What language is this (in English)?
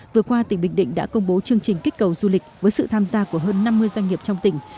Vietnamese